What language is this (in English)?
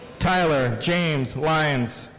English